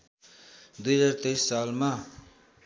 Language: Nepali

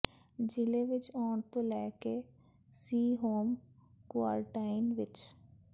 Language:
Punjabi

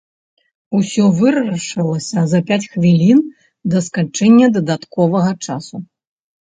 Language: Belarusian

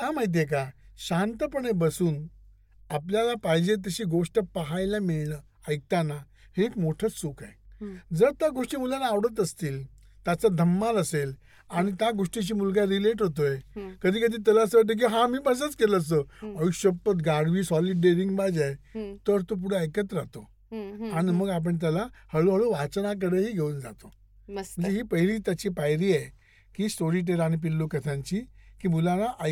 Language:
Marathi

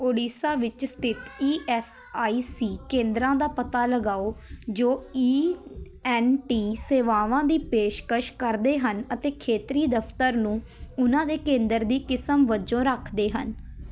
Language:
Punjabi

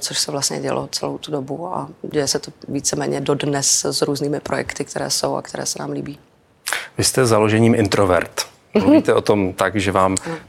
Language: Czech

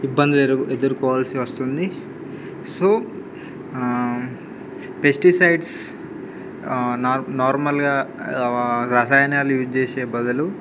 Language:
Telugu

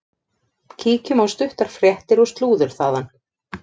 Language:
Icelandic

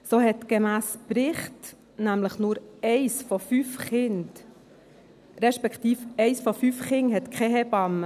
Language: Swiss German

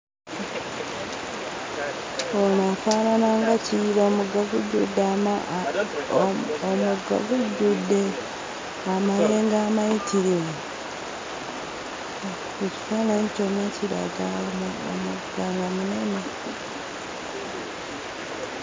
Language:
Ganda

